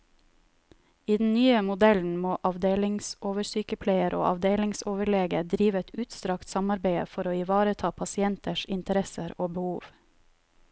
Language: Norwegian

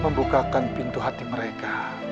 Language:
Indonesian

